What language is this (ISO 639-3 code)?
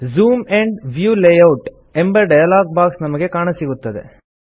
kan